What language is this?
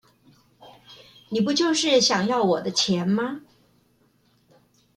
Chinese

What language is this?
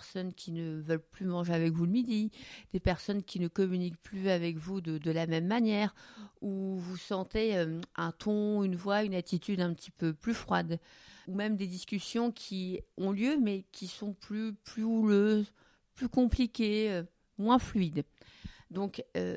French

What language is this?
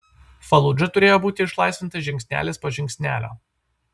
Lithuanian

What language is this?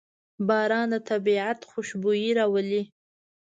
Pashto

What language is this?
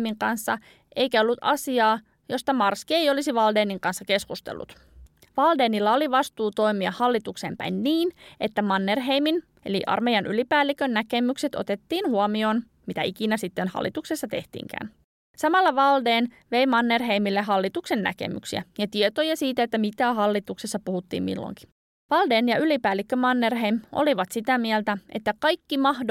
Finnish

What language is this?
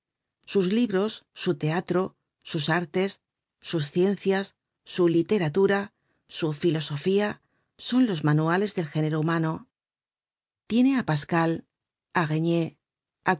Spanish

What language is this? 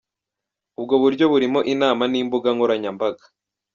Kinyarwanda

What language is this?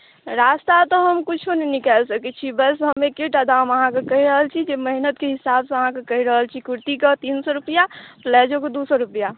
Maithili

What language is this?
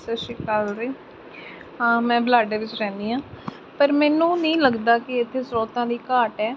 Punjabi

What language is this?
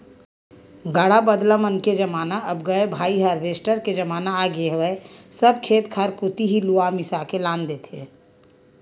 Chhattisgarhi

